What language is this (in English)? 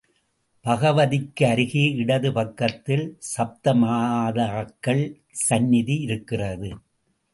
Tamil